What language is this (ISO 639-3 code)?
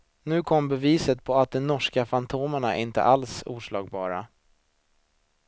swe